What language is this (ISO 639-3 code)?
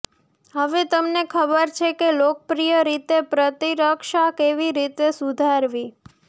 guj